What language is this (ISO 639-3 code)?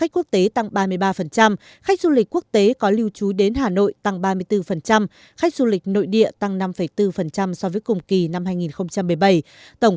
vie